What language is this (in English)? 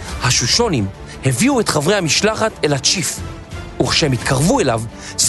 Hebrew